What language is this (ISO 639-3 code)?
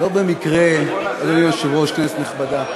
heb